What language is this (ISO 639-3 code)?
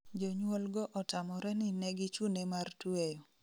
luo